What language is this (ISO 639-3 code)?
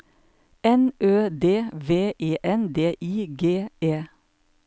nor